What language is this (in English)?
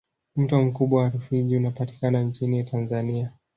Swahili